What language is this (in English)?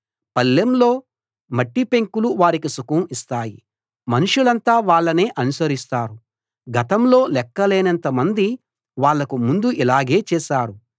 Telugu